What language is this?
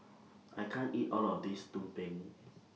English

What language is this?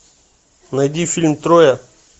Russian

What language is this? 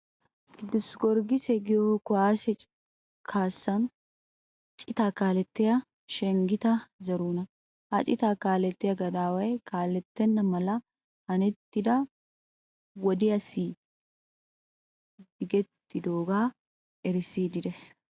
Wolaytta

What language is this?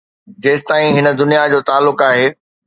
Sindhi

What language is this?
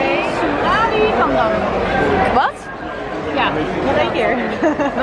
Dutch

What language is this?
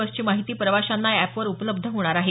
Marathi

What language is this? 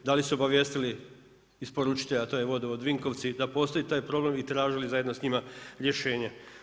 Croatian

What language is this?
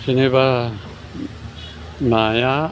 Bodo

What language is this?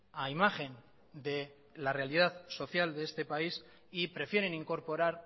Spanish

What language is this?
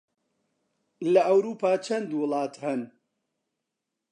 Central Kurdish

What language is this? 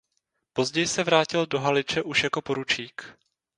Czech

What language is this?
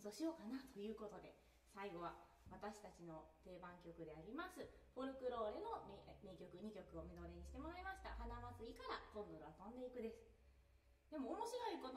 Japanese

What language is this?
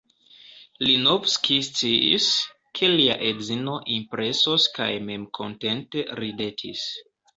Esperanto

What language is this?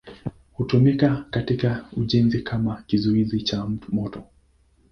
Swahili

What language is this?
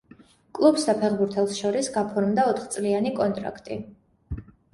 Georgian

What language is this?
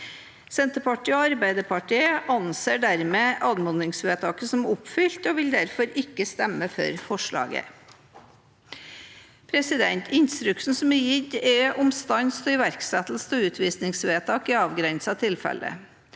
Norwegian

